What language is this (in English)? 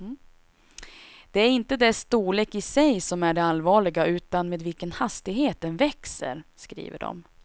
Swedish